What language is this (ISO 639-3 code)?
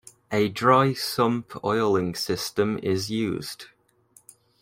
eng